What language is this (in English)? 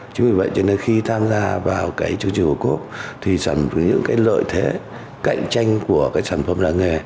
Vietnamese